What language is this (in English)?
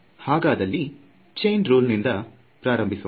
Kannada